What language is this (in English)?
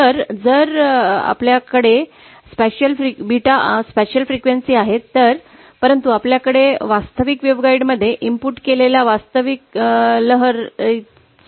Marathi